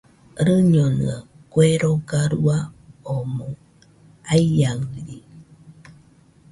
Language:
Nüpode Huitoto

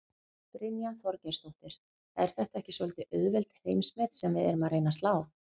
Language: Icelandic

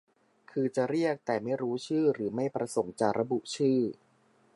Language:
Thai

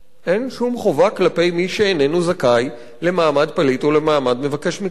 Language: Hebrew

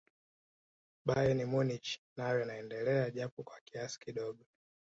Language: Swahili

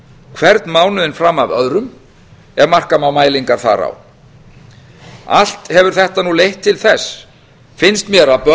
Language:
Icelandic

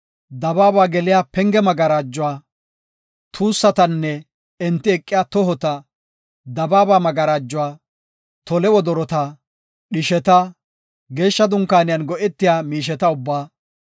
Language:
Gofa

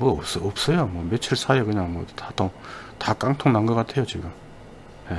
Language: Korean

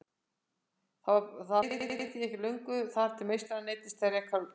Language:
Icelandic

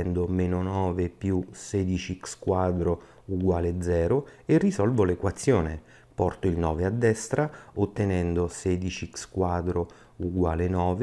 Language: Italian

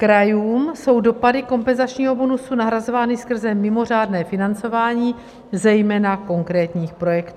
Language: Czech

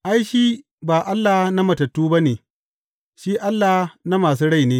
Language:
Hausa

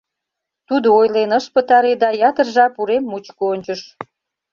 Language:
Mari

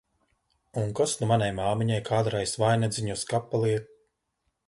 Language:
Latvian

